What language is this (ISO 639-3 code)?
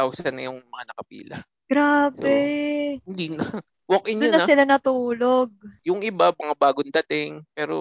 fil